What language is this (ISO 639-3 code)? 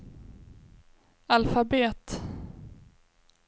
swe